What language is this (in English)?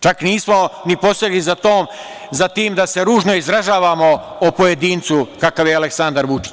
Serbian